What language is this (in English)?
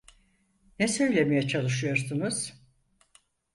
Turkish